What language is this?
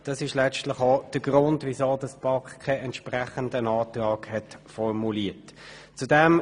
Swiss German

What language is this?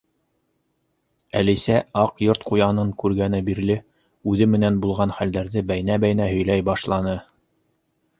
Bashkir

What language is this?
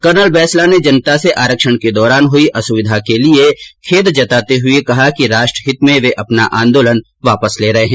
Hindi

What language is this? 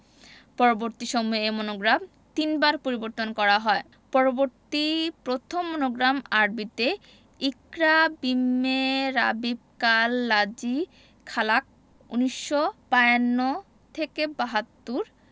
Bangla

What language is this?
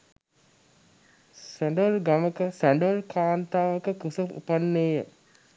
Sinhala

